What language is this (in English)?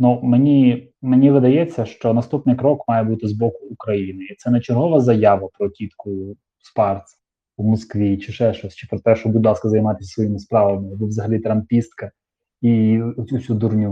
Ukrainian